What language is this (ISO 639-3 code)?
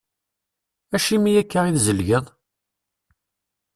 kab